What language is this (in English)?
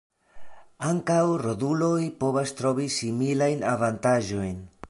Esperanto